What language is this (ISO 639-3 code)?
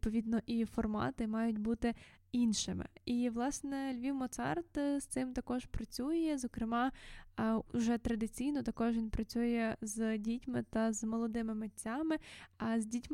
ukr